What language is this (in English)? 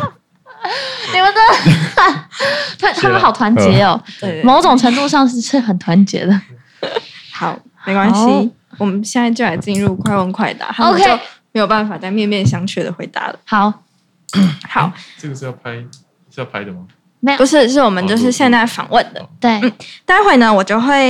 Chinese